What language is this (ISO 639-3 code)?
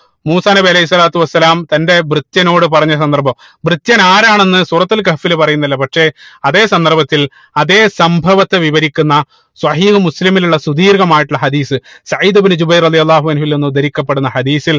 mal